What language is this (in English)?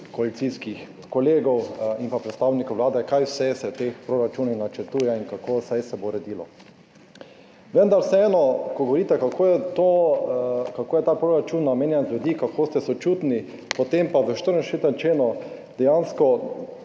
Slovenian